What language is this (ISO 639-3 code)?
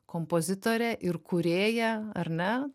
lit